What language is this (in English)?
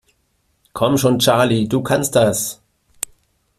German